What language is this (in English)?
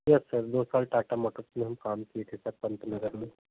Hindi